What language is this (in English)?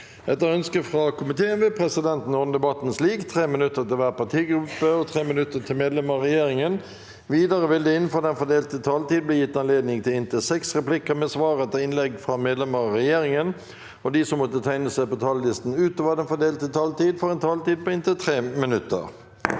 Norwegian